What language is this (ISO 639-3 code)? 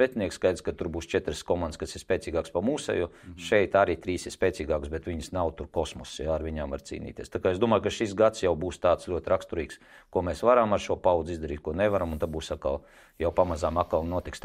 lav